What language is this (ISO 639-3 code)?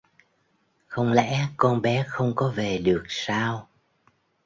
vie